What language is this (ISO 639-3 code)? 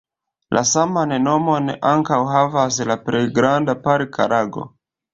epo